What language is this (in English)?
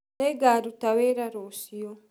Kikuyu